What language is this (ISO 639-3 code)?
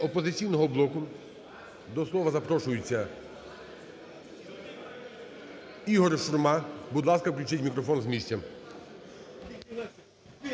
ukr